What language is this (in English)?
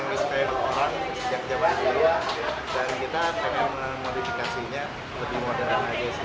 Indonesian